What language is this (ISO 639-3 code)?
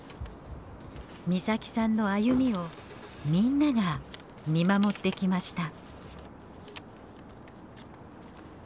jpn